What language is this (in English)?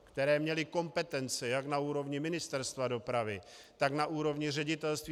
Czech